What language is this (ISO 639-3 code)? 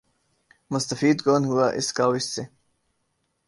urd